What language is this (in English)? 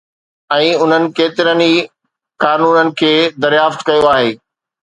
Sindhi